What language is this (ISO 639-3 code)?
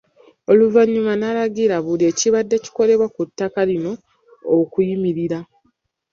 lug